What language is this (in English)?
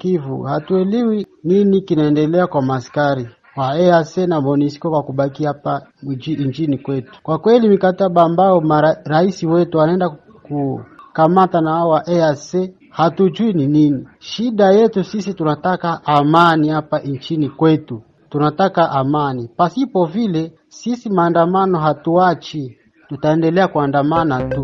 Swahili